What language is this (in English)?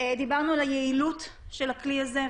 Hebrew